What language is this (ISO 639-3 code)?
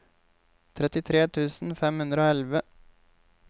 nor